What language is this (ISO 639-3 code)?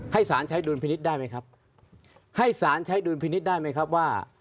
tha